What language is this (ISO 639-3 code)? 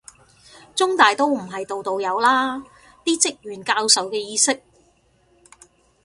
yue